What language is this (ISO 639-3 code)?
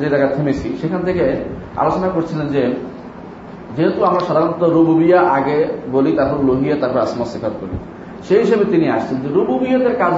ben